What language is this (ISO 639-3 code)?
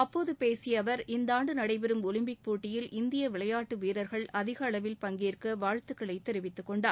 tam